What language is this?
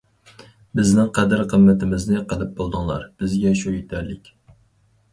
Uyghur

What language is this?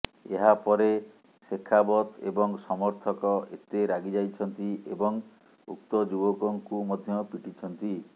Odia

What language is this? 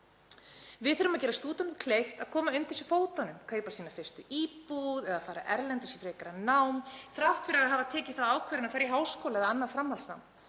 Icelandic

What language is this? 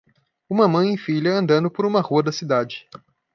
Portuguese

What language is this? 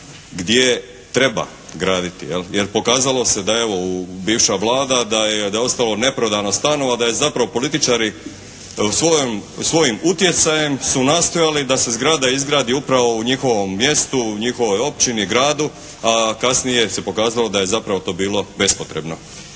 Croatian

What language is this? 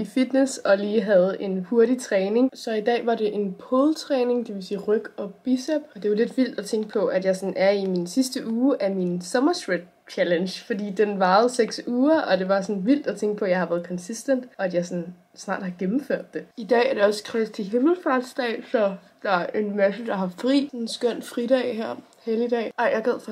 Danish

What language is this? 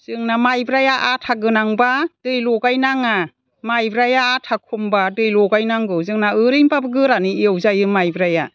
Bodo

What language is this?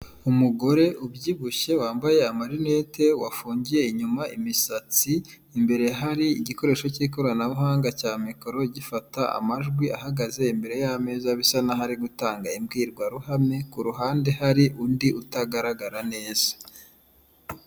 Kinyarwanda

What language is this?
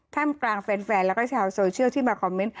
Thai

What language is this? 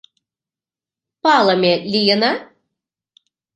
Mari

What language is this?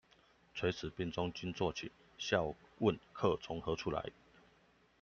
Chinese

